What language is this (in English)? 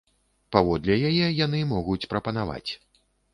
Belarusian